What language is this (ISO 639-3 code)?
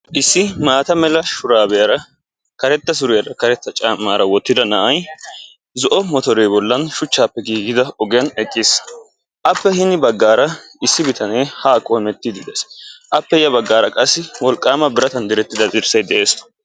wal